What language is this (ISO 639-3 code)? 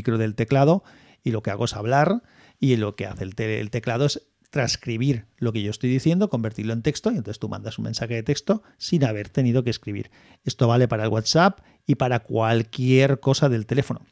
spa